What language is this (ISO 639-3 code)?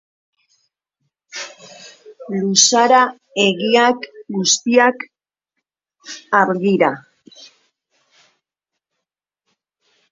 eus